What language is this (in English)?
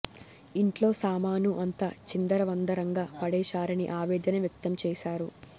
Telugu